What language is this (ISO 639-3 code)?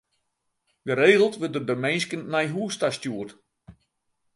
fry